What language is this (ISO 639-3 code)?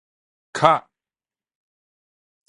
nan